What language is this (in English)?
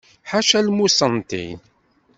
Kabyle